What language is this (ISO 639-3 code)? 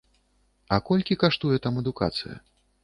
bel